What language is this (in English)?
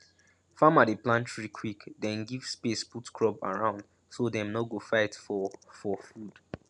Nigerian Pidgin